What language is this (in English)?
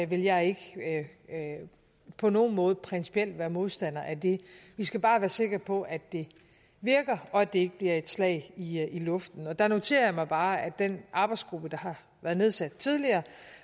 Danish